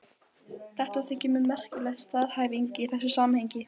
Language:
Icelandic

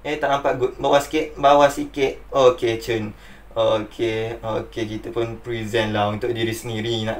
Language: Malay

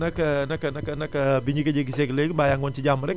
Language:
Wolof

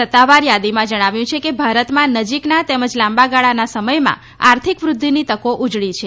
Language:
Gujarati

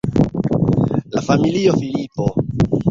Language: Esperanto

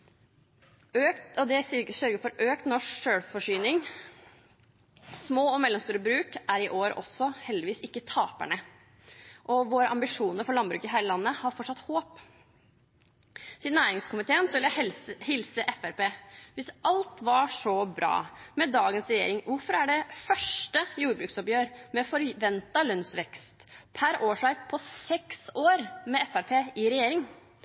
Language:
Norwegian Bokmål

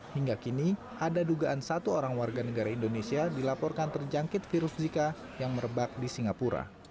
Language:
Indonesian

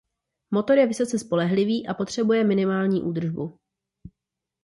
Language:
Czech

